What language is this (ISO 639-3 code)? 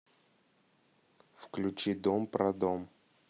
rus